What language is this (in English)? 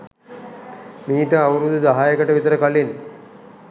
Sinhala